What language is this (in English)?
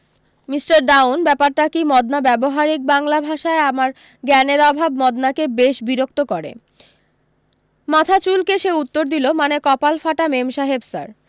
Bangla